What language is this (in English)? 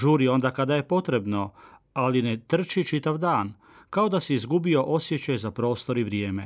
Croatian